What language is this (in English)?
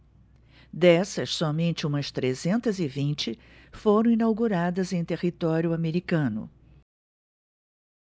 Portuguese